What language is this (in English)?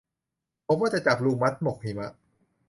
Thai